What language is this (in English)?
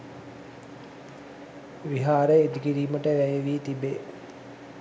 Sinhala